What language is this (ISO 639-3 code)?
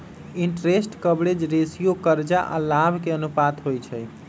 mag